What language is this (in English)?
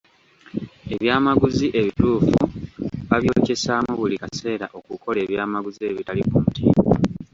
Ganda